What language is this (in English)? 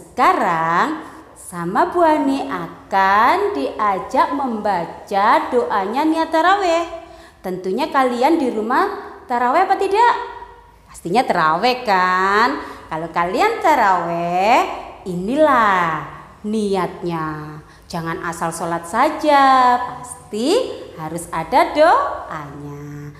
Indonesian